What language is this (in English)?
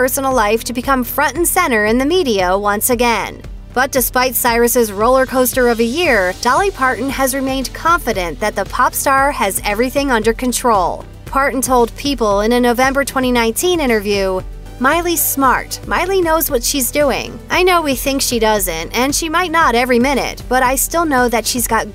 English